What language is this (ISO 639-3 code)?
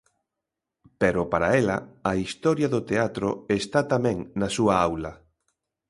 glg